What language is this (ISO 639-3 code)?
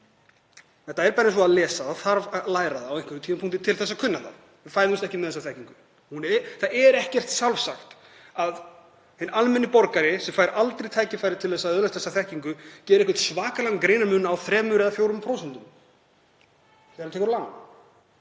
isl